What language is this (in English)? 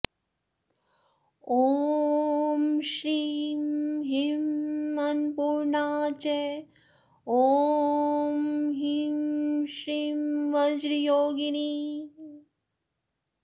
Sanskrit